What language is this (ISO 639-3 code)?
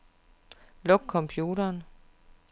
dan